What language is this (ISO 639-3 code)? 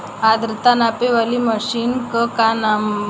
bho